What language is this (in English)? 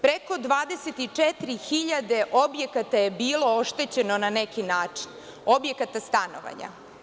Serbian